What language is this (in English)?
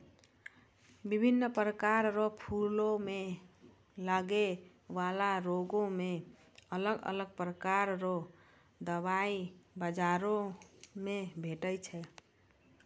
Maithili